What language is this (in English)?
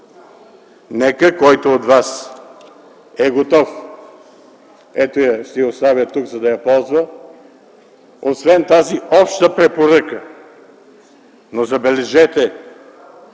Bulgarian